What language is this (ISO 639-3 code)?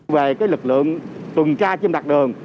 vie